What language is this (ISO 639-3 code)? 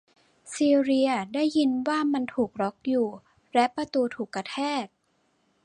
tha